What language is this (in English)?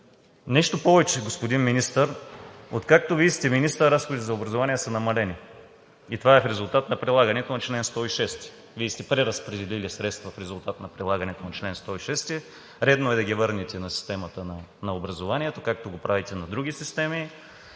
Bulgarian